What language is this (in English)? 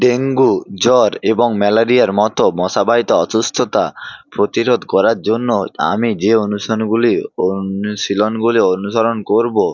Bangla